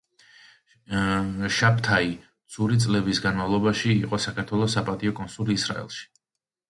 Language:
Georgian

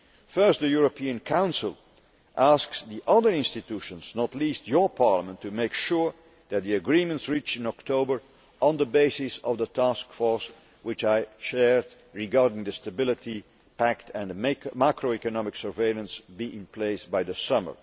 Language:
English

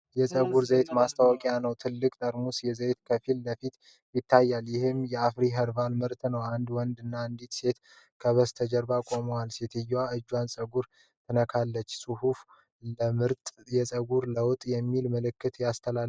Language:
Amharic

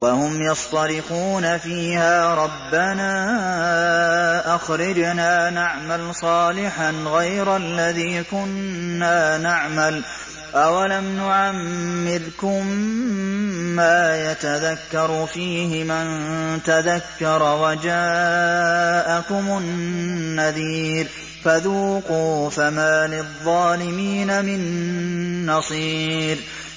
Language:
Arabic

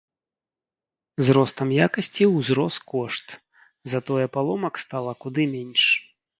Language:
Belarusian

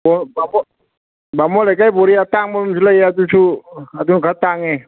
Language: Manipuri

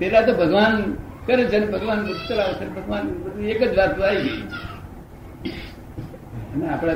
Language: Gujarati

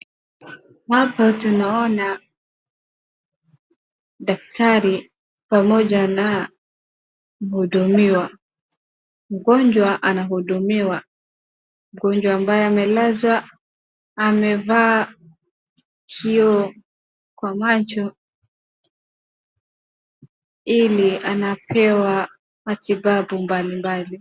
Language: Swahili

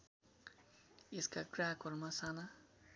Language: Nepali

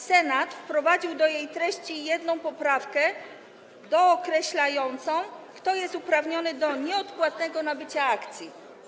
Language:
Polish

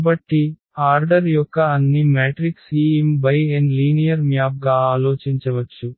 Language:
Telugu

